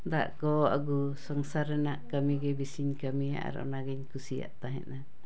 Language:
Santali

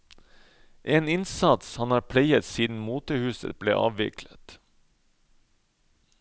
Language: Norwegian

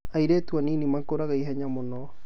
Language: Kikuyu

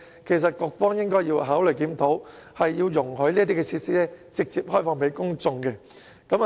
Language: Cantonese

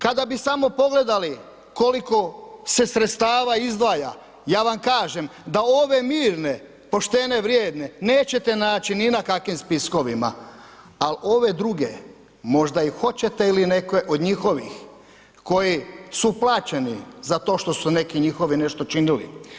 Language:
Croatian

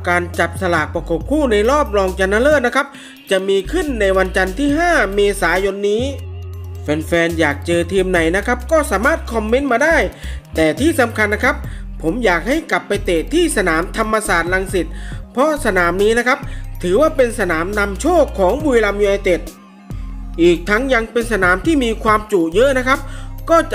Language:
Thai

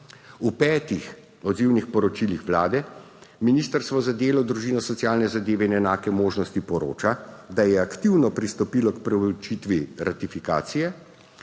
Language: Slovenian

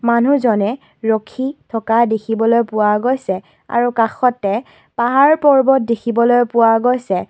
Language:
Assamese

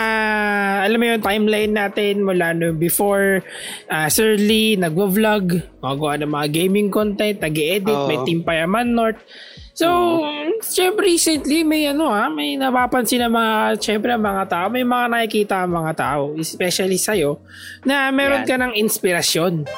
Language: Filipino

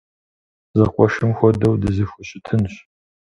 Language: Kabardian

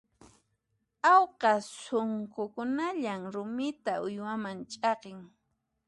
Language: Puno Quechua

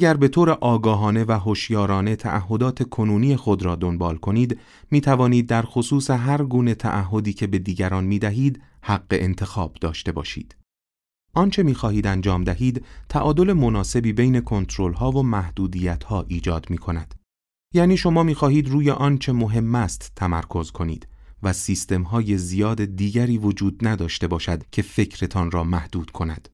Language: Persian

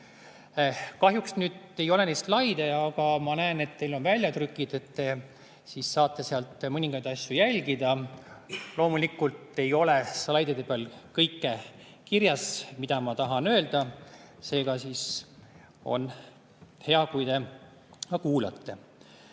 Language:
Estonian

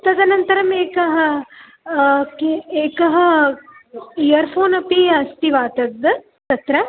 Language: Sanskrit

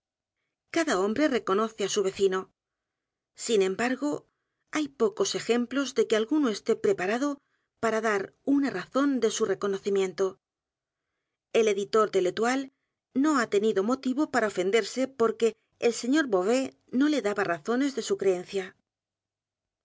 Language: Spanish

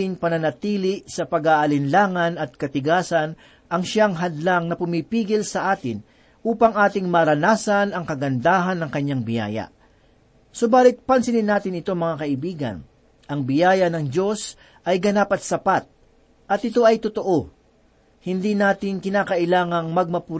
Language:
Filipino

